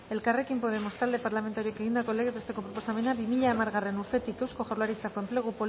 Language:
Basque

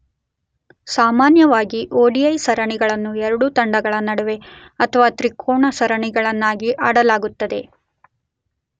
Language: Kannada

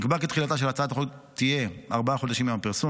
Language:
Hebrew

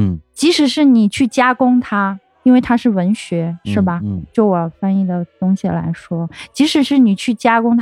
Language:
Chinese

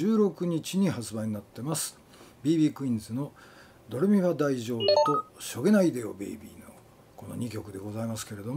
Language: Japanese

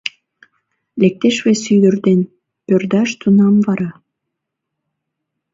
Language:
Mari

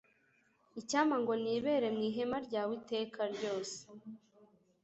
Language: Kinyarwanda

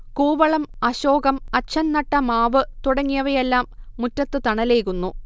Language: Malayalam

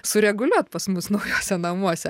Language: Lithuanian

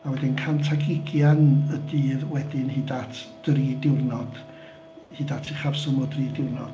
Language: Welsh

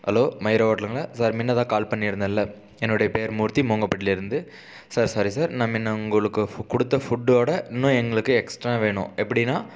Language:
Tamil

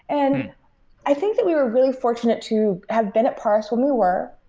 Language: English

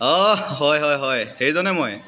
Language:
Assamese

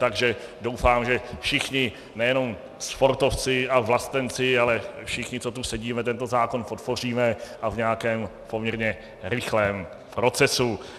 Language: Czech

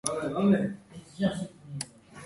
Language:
Georgian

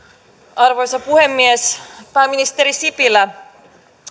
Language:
Finnish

